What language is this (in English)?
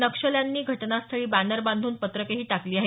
Marathi